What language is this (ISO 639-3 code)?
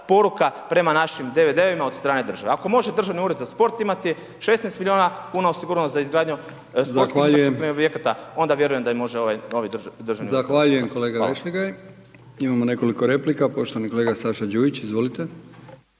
hrv